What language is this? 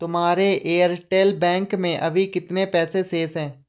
Hindi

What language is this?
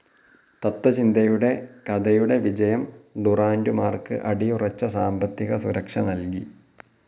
Malayalam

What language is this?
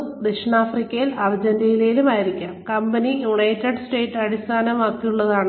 Malayalam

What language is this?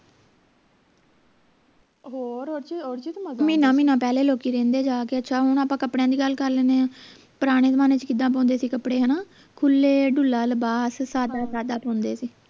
Punjabi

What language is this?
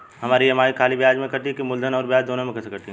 Bhojpuri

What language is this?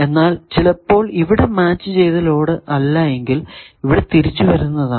Malayalam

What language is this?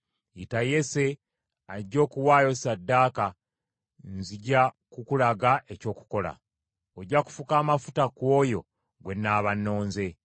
Ganda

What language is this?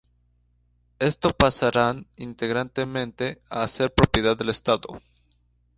Spanish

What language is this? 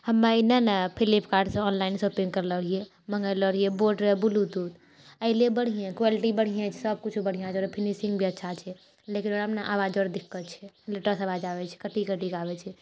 Maithili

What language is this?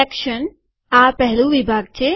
Gujarati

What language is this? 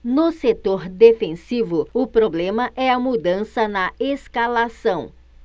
Portuguese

